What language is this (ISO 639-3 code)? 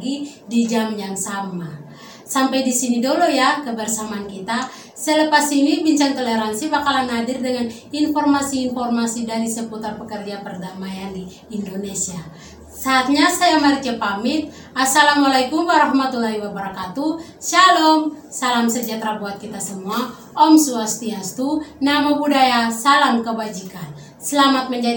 ind